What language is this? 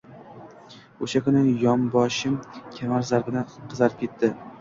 Uzbek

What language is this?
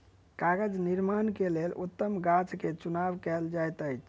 Maithili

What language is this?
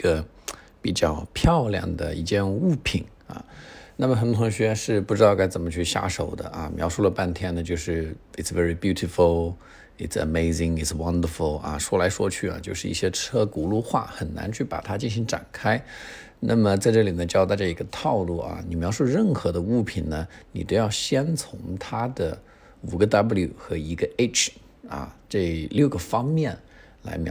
Chinese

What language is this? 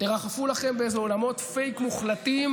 Hebrew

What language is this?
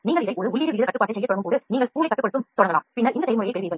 Tamil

